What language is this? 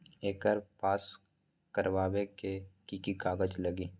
Magahi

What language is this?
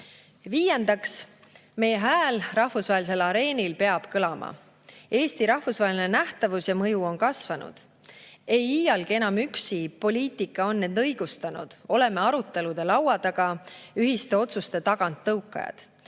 Estonian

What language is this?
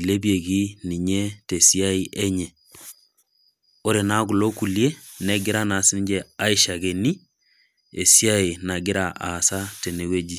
Masai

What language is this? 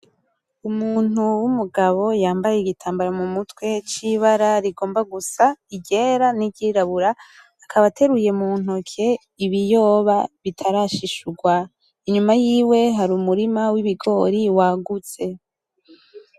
Rundi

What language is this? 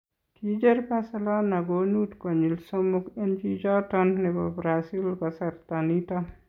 Kalenjin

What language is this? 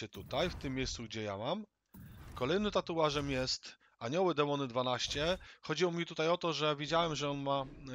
Polish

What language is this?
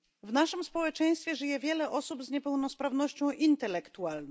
Polish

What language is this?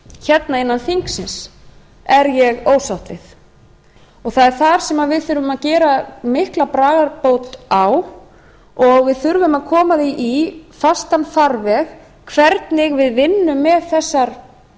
Icelandic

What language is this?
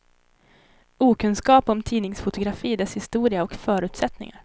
Swedish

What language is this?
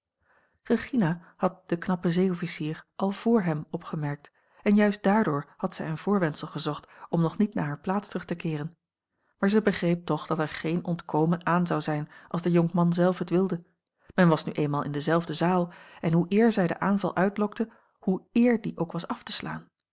Dutch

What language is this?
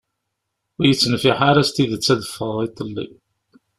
Kabyle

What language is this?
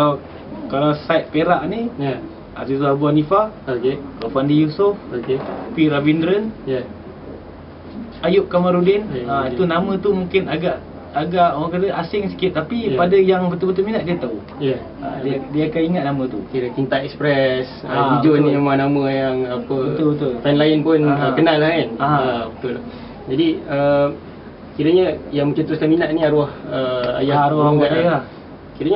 Malay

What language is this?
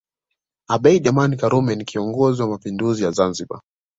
Swahili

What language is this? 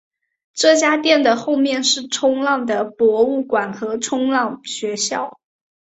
Chinese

